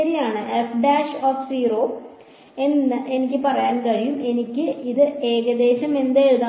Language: Malayalam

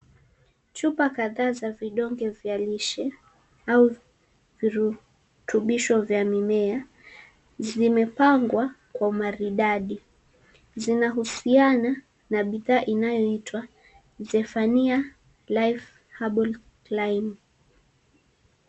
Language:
Swahili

